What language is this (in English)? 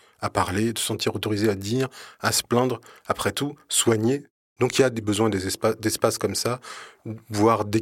French